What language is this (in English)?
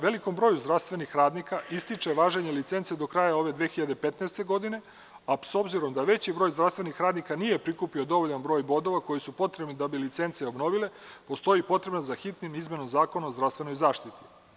Serbian